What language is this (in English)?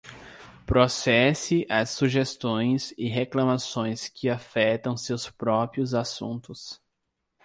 Portuguese